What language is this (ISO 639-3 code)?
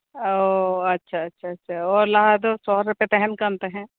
sat